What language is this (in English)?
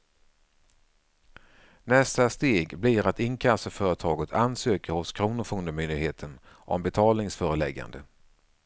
Swedish